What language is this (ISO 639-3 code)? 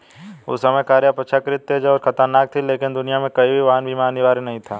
hin